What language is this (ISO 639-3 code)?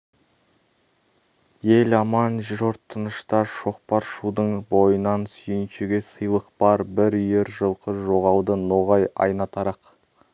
kaz